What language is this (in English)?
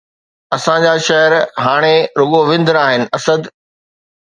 Sindhi